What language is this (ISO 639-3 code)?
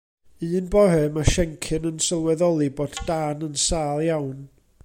cym